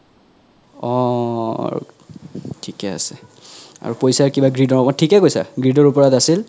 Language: Assamese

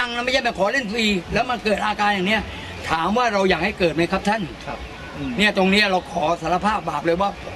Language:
Thai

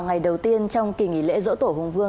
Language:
Vietnamese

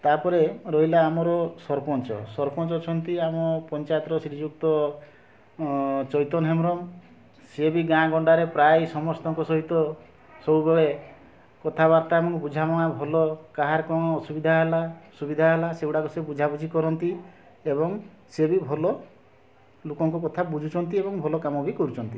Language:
Odia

